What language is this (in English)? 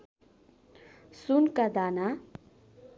Nepali